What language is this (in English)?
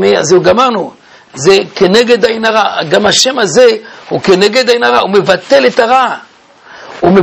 Hebrew